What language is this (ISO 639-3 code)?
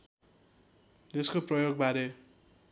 nep